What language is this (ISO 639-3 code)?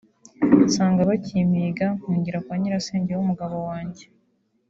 kin